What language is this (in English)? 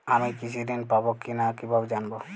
Bangla